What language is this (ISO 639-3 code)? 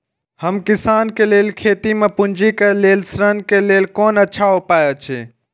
mai